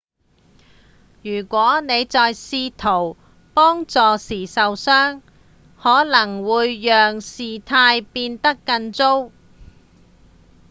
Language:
Cantonese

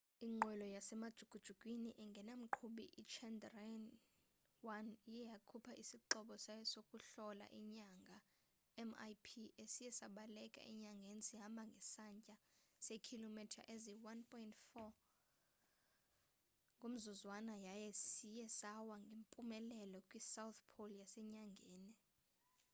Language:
Xhosa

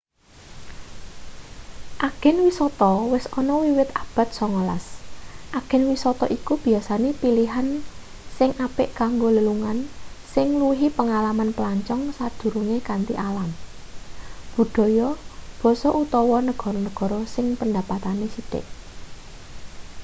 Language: Javanese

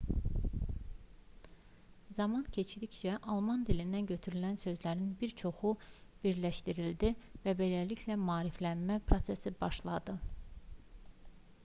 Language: Azerbaijani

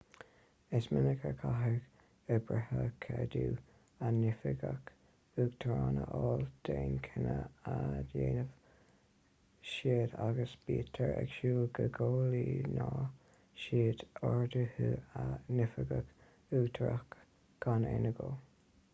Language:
Irish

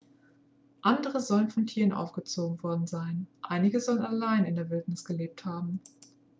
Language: German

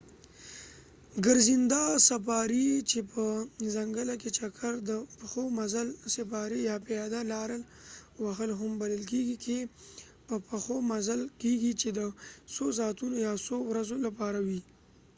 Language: Pashto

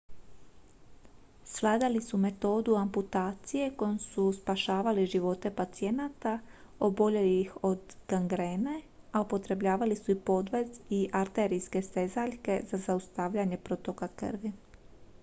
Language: Croatian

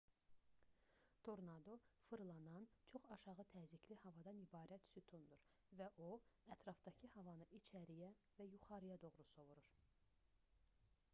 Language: Azerbaijani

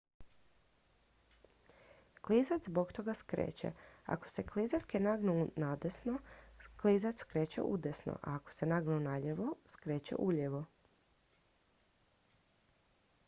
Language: Croatian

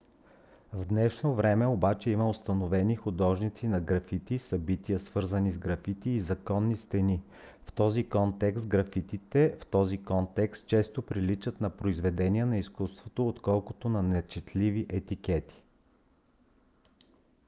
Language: Bulgarian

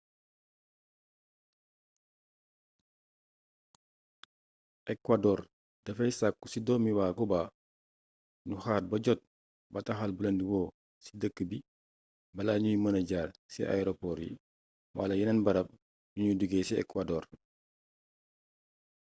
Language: Wolof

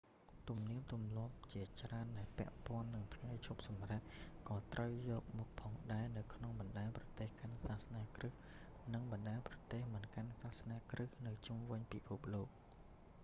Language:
Khmer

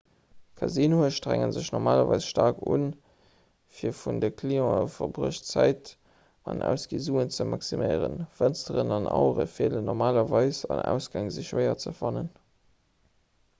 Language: Luxembourgish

